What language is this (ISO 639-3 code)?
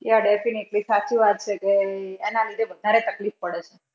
guj